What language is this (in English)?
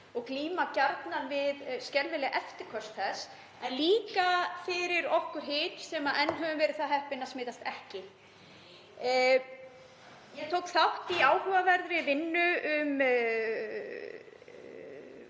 Icelandic